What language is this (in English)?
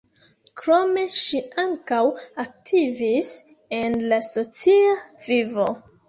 Esperanto